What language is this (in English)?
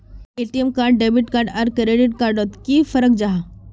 Magahi